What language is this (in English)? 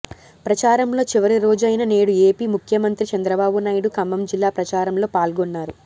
Telugu